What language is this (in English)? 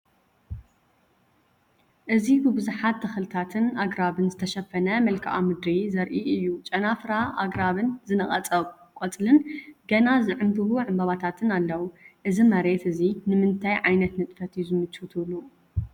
Tigrinya